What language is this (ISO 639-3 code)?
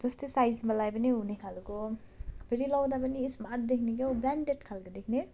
nep